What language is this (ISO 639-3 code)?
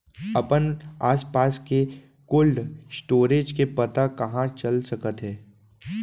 hne